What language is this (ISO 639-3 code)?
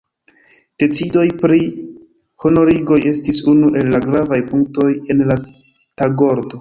epo